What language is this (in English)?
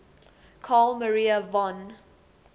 English